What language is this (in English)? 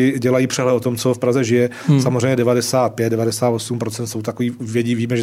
Czech